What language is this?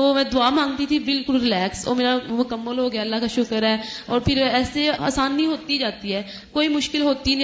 Urdu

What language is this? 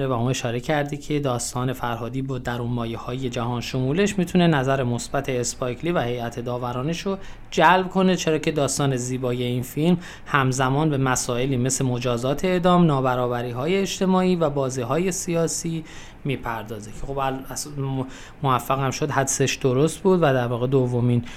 Persian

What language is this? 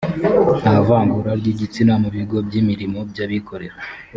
Kinyarwanda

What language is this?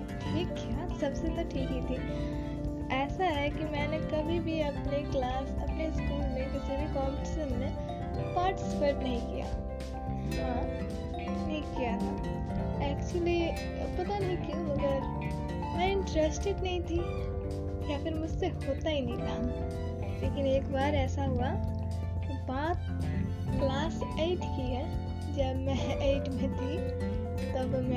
Hindi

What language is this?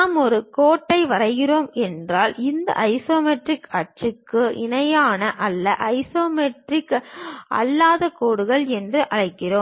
Tamil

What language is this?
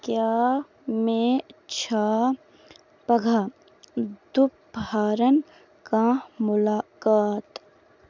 Kashmiri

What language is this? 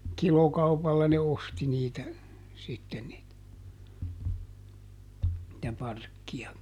Finnish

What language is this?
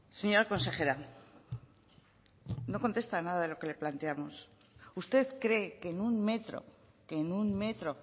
Spanish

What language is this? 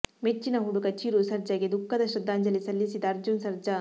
Kannada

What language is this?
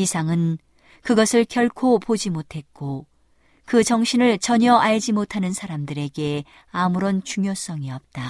Korean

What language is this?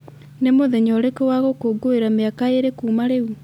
Kikuyu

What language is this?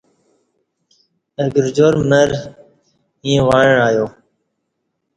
Kati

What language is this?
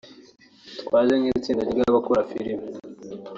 Kinyarwanda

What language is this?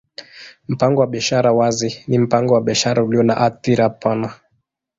Swahili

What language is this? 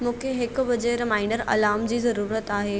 Sindhi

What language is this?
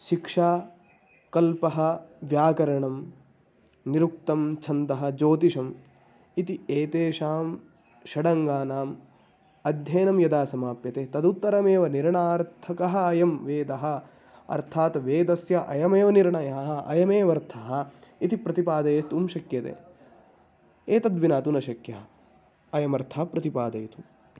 Sanskrit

